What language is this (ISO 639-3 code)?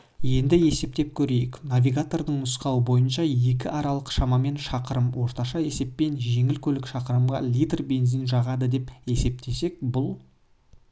kaz